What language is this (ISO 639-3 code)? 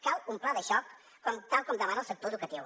cat